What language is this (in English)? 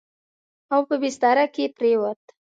Pashto